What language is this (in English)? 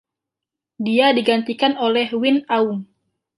Indonesian